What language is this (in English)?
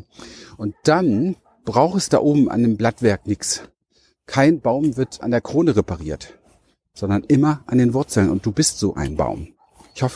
German